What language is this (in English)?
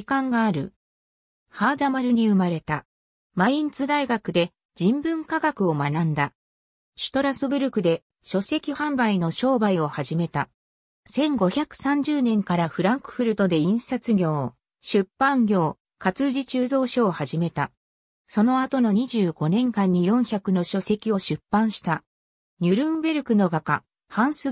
Japanese